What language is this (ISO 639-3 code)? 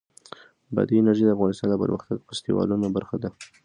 pus